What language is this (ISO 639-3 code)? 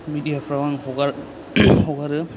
brx